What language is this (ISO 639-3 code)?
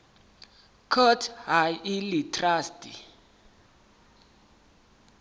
sot